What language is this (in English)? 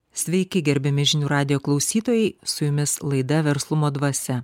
Lithuanian